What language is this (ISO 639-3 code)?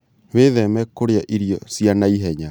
kik